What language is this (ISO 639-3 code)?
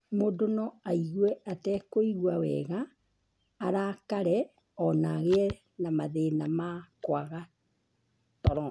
kik